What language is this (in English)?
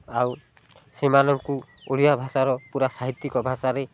Odia